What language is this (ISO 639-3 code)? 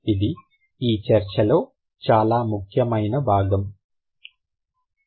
tel